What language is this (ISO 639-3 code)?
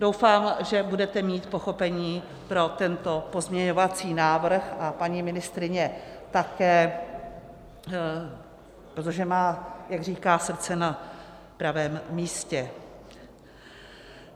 ces